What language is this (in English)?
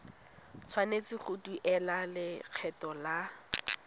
Tswana